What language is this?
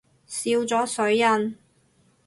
Cantonese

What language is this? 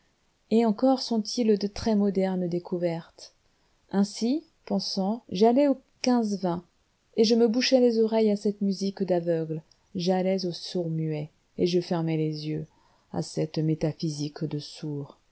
French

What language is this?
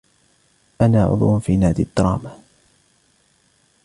Arabic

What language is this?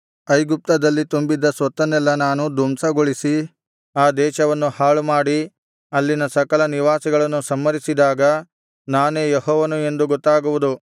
Kannada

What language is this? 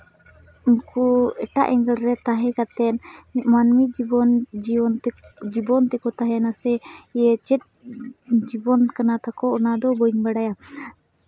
Santali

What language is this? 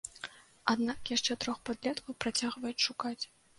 Belarusian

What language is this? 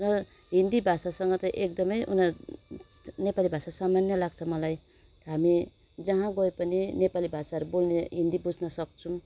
Nepali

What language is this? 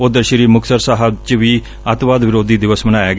Punjabi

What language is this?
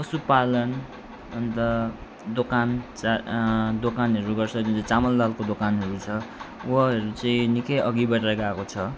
Nepali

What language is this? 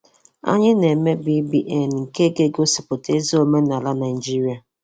Igbo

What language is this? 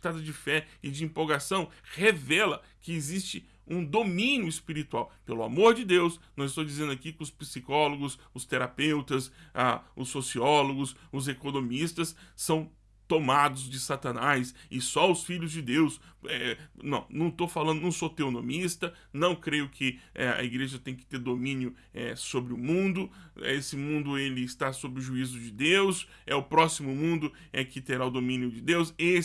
Portuguese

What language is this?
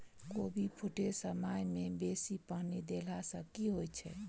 Maithili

